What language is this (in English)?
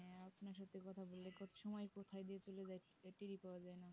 Bangla